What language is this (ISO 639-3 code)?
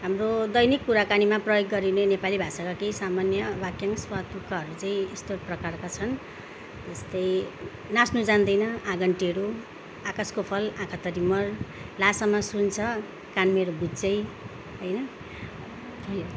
nep